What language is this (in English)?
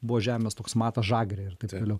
Lithuanian